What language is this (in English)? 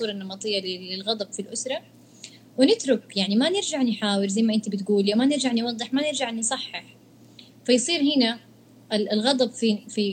Arabic